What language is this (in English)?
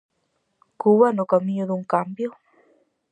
Galician